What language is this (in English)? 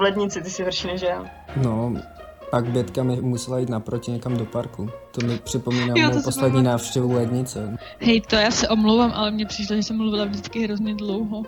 Czech